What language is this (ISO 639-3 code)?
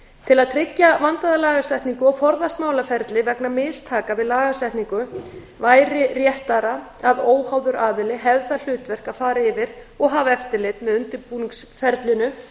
isl